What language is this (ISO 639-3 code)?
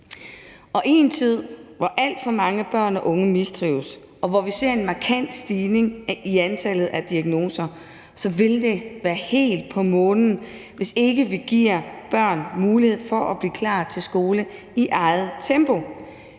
dan